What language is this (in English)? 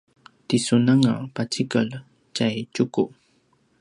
Paiwan